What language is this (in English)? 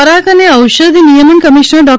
Gujarati